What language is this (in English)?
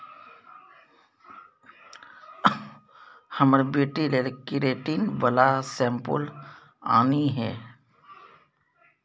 Maithili